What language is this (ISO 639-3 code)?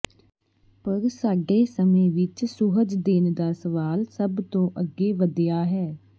pan